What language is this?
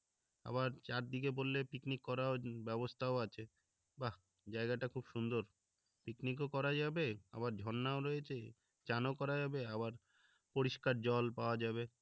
Bangla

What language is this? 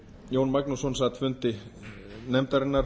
Icelandic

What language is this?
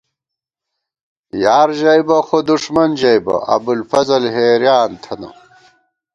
Gawar-Bati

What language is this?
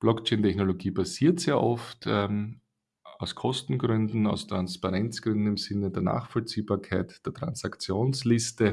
German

